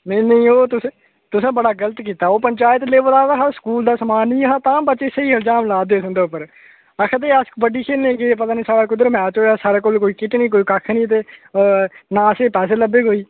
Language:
Dogri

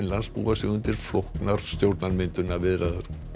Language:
Icelandic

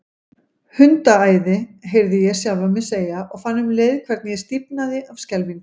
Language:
Icelandic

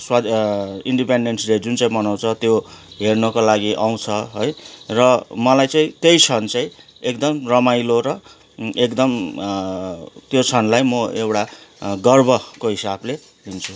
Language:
Nepali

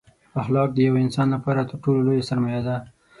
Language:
Pashto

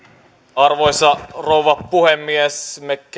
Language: Finnish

